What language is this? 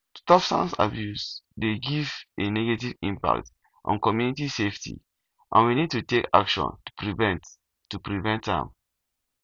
Nigerian Pidgin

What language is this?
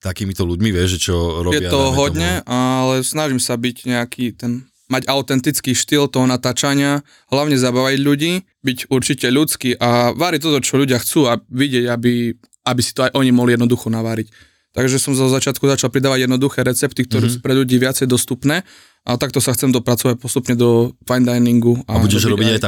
Slovak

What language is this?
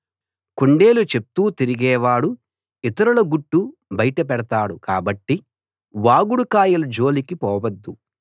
Telugu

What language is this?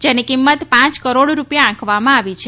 Gujarati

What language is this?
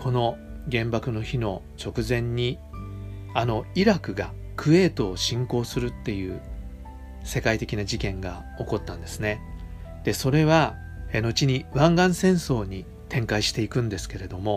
Japanese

